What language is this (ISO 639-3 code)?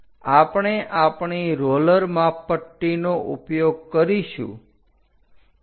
guj